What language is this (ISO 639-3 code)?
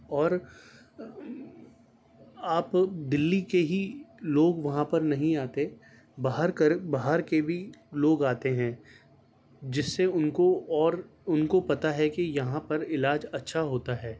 urd